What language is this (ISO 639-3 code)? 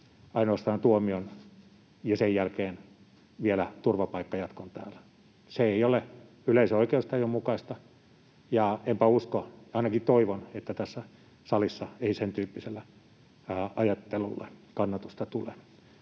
fin